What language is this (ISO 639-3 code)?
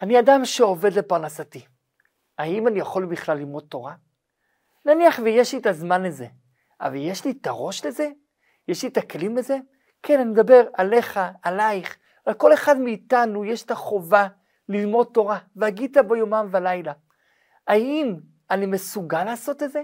heb